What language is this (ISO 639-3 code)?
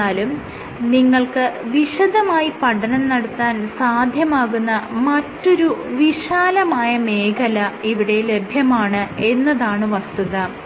mal